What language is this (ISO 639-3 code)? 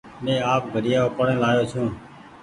gig